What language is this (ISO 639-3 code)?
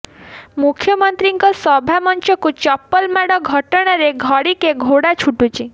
ori